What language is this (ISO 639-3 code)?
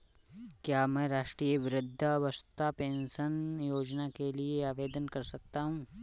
hin